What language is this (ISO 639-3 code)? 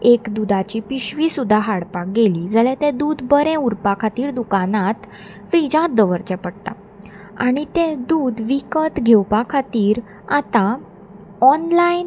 kok